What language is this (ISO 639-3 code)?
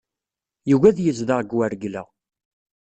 kab